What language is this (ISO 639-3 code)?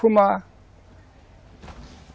por